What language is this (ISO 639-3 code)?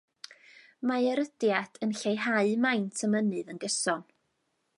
cym